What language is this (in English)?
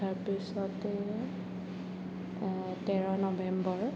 Assamese